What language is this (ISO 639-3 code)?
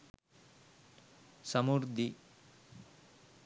sin